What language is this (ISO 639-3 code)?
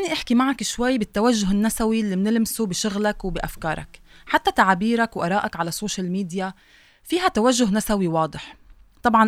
ara